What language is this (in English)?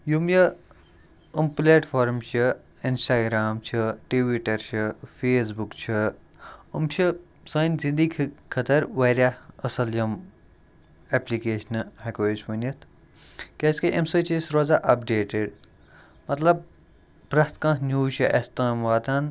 Kashmiri